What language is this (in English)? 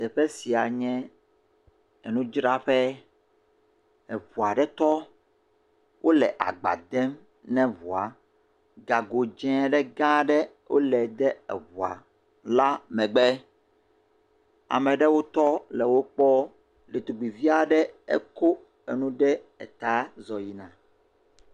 Ewe